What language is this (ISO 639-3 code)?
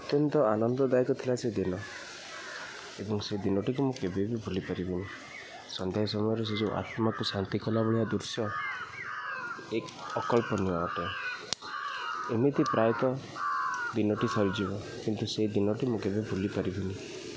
ori